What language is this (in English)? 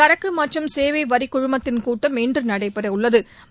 Tamil